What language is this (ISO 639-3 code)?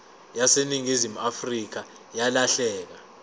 zul